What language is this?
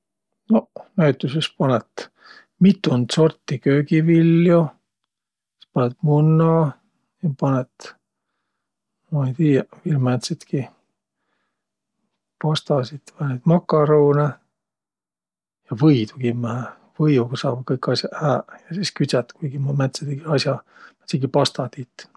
Võro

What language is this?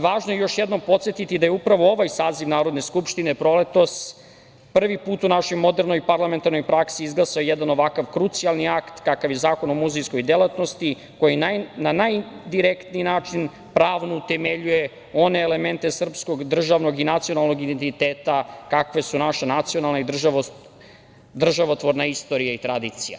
Serbian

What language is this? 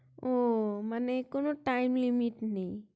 Bangla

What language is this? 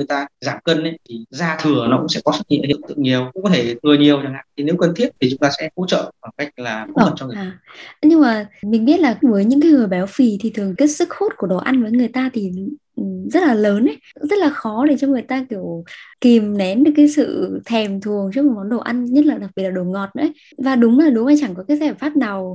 Vietnamese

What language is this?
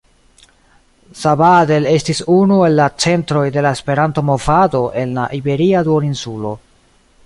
Esperanto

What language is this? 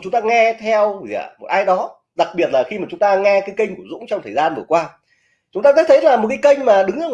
Vietnamese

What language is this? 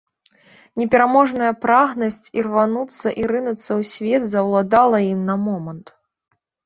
Belarusian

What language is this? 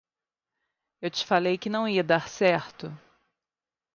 Portuguese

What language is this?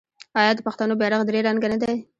Pashto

